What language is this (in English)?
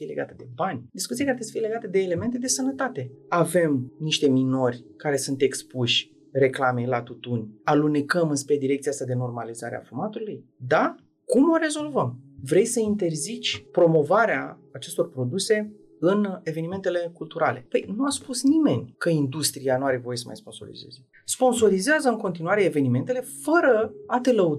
Romanian